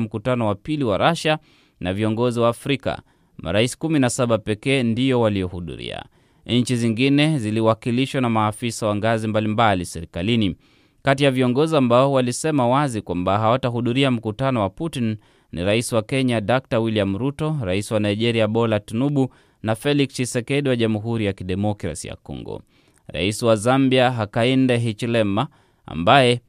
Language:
Swahili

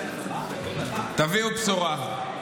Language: Hebrew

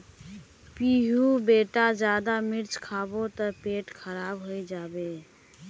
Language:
Magahi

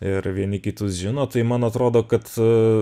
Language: Lithuanian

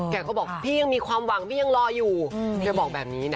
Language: Thai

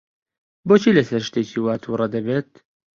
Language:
Central Kurdish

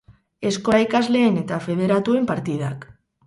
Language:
Basque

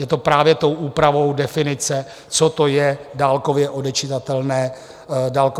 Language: Czech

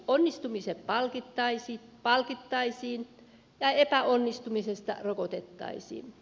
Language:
Finnish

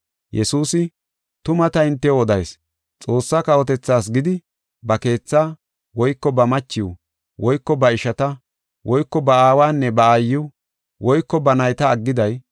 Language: Gofa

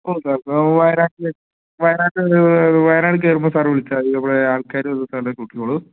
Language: Malayalam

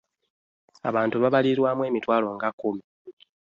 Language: Ganda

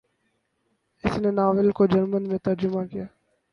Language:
Urdu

